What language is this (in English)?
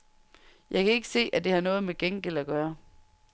Danish